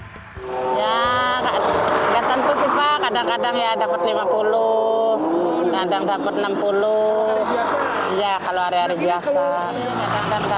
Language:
Indonesian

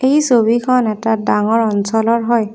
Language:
Assamese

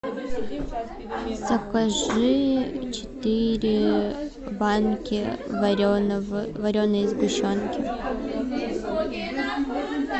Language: Russian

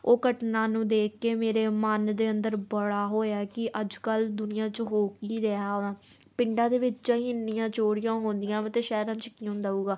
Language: Punjabi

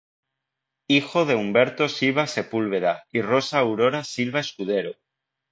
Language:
Spanish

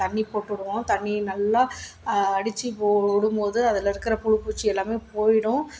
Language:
Tamil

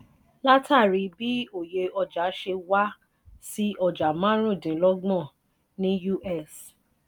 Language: Yoruba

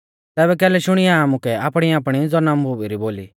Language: Mahasu Pahari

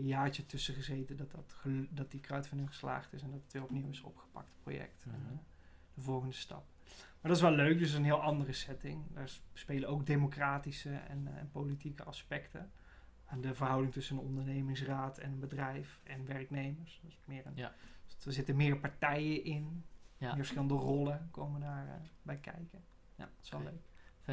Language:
Dutch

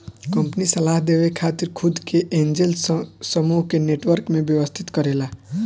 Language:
Bhojpuri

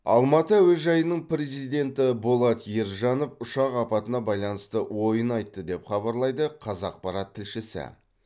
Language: Kazakh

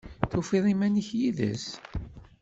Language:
Kabyle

